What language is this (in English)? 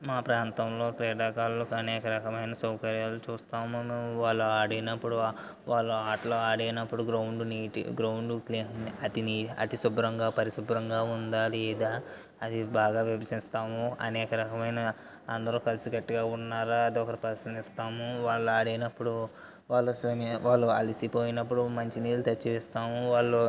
Telugu